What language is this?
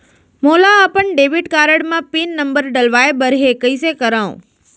Chhattisgarhi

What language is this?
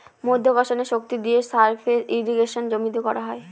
Bangla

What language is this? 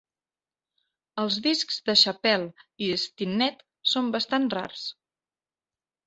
Catalan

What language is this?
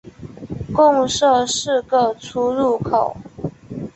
Chinese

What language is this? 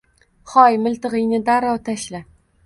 Uzbek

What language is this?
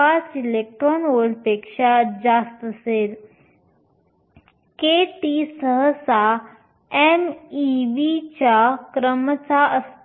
Marathi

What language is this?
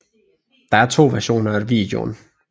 Danish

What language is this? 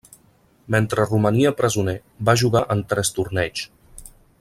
Catalan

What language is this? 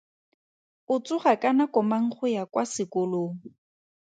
Tswana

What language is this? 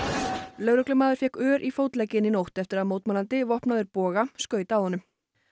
Icelandic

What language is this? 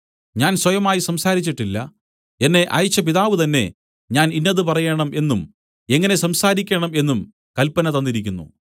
Malayalam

